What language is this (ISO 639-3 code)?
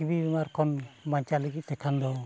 sat